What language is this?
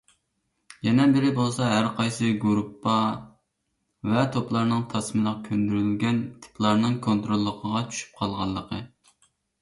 Uyghur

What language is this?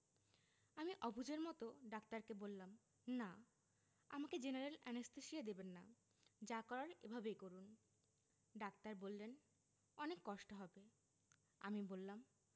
Bangla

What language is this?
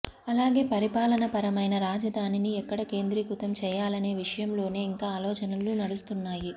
Telugu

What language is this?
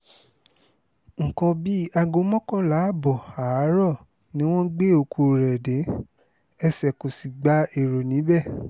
Yoruba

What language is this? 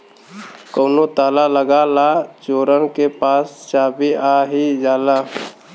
Bhojpuri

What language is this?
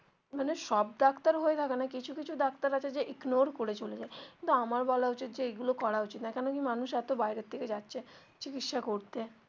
Bangla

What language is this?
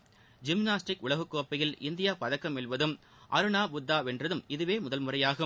Tamil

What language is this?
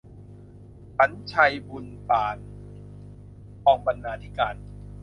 Thai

